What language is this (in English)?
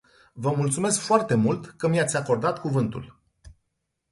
Romanian